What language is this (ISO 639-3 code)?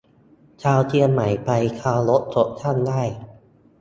tha